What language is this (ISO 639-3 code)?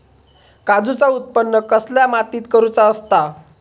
mar